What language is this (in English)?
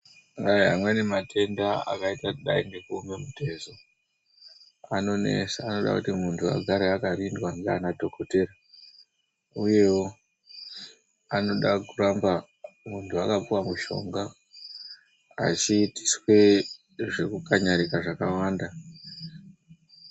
Ndau